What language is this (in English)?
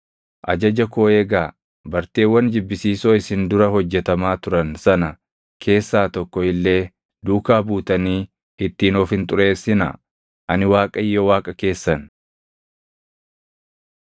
Oromo